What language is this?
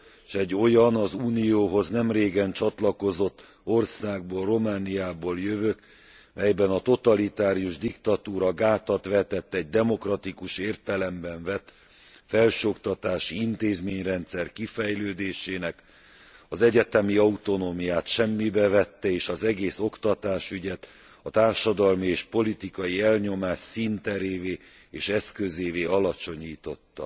Hungarian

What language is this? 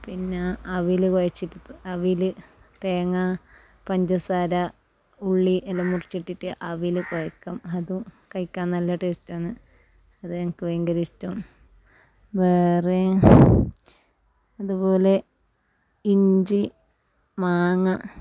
Malayalam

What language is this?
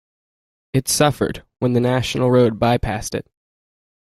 English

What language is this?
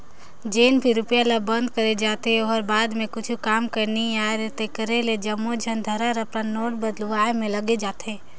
Chhattisgarhi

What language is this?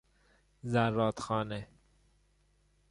Persian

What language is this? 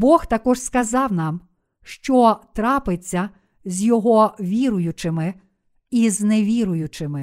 Ukrainian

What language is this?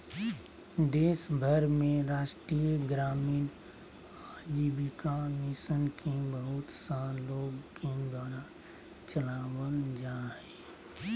Magahi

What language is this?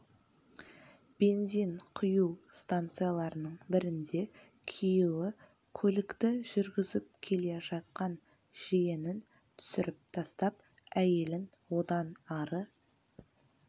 Kazakh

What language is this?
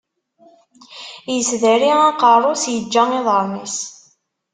Kabyle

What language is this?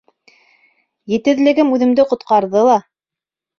Bashkir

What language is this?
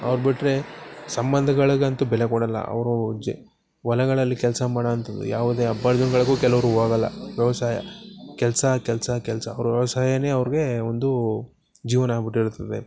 Kannada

